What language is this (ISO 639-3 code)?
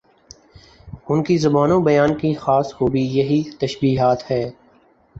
urd